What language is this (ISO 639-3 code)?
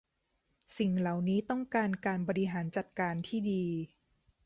tha